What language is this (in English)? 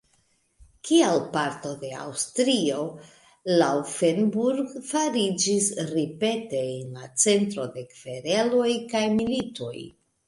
Esperanto